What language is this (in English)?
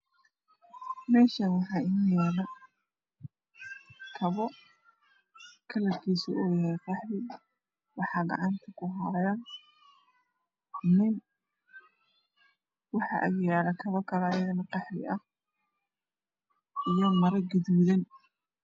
Somali